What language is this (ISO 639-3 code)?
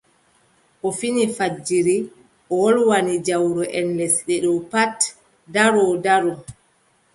fub